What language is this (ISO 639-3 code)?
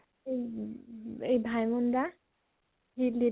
asm